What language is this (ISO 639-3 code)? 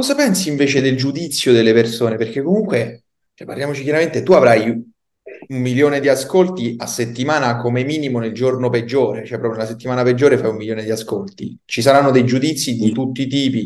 ita